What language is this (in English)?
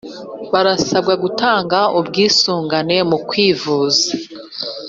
Kinyarwanda